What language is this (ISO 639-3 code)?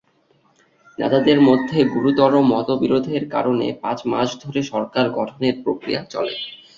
ben